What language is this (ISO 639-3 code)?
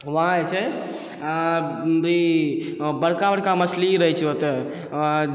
mai